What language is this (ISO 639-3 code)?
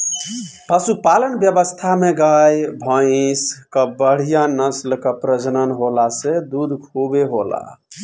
bho